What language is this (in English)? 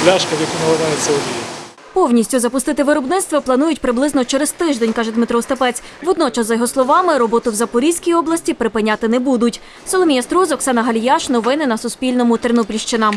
Ukrainian